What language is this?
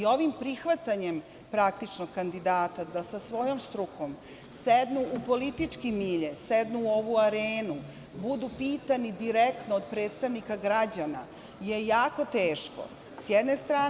Serbian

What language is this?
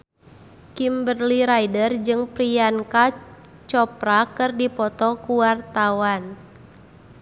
Sundanese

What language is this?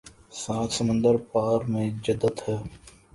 Urdu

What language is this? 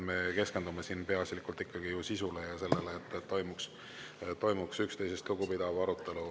Estonian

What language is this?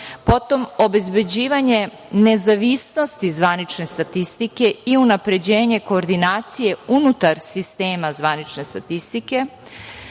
Serbian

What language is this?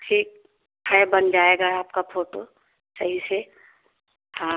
Hindi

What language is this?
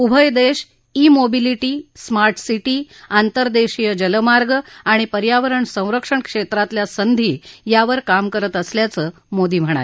Marathi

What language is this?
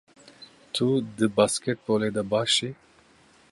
Kurdish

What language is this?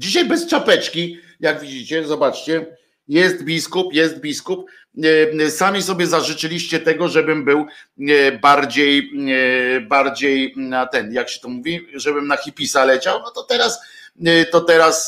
Polish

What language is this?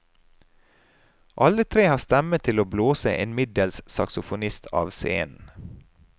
Norwegian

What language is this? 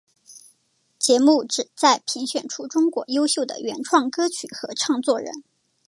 Chinese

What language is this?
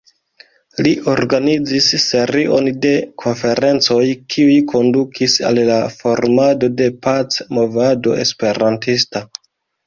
Esperanto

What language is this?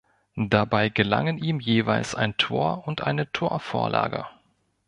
German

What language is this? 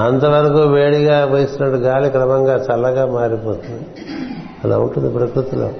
Telugu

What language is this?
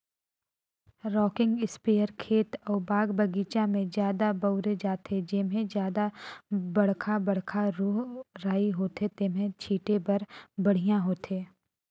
Chhattisgarhi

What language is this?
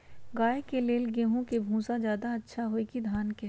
Magahi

